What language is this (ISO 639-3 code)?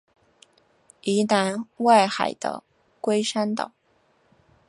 zho